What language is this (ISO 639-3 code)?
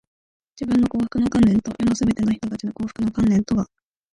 jpn